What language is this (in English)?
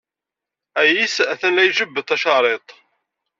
Kabyle